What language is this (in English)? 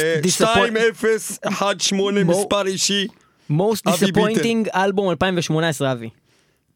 Hebrew